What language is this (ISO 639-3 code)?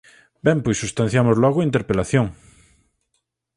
glg